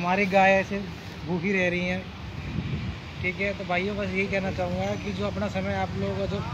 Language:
Hindi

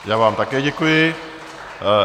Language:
Czech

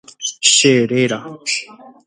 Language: Guarani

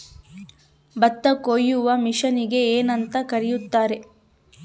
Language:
Kannada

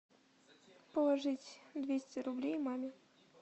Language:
Russian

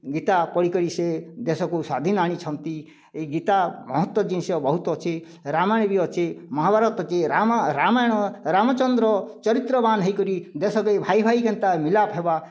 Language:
Odia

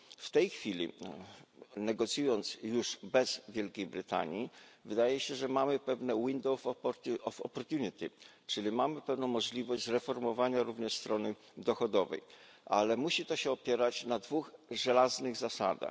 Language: Polish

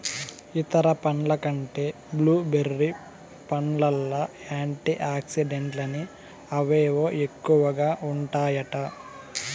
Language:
Telugu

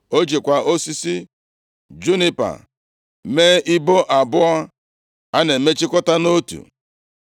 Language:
Igbo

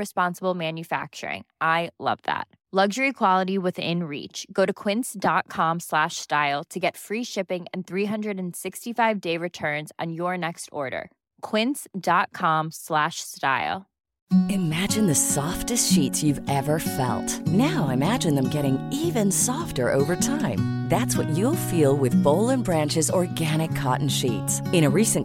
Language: Persian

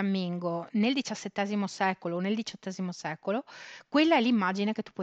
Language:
Italian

